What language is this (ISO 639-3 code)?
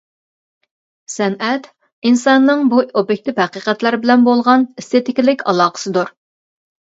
uig